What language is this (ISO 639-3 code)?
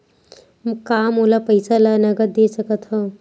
hne